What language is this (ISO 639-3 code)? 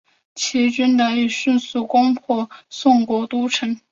zho